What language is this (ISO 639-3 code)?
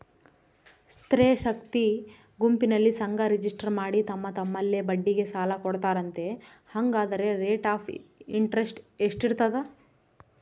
kan